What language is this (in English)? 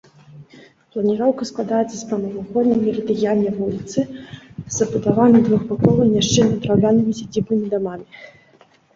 Belarusian